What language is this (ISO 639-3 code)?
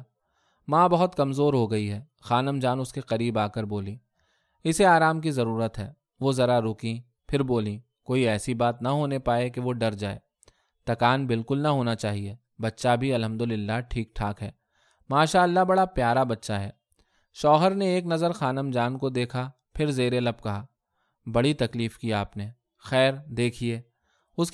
urd